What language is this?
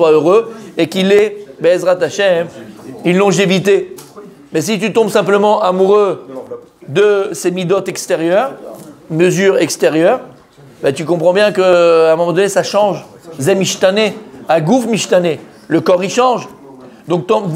French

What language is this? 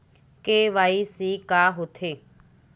Chhattisgarhi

